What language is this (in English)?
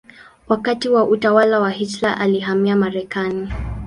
Swahili